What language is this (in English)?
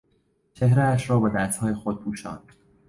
Persian